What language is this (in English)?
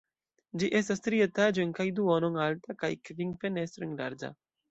Esperanto